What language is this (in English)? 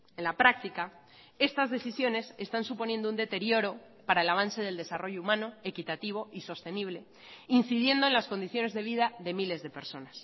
Spanish